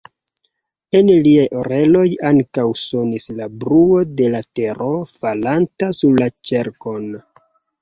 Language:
Esperanto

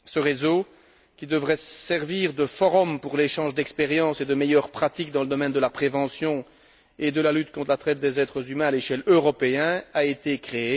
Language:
French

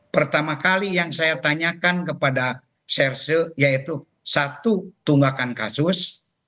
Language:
Indonesian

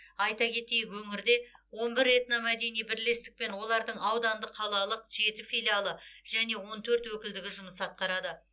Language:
Kazakh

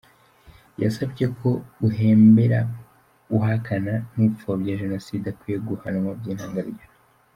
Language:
Kinyarwanda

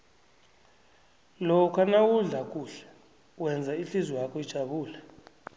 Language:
South Ndebele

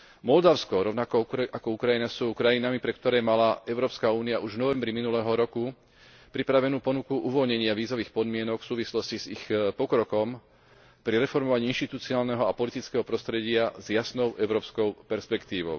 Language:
Slovak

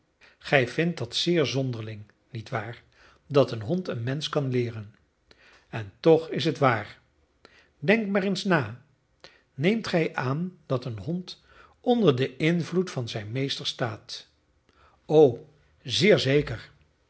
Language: Dutch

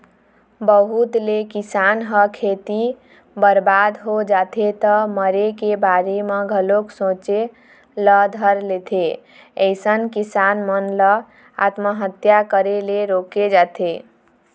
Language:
Chhattisgarhi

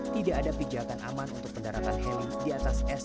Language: Indonesian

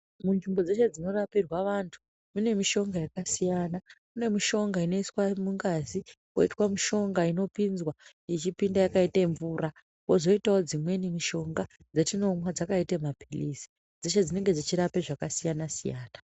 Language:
Ndau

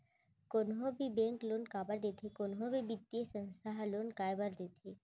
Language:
Chhattisgarhi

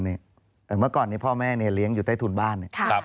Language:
Thai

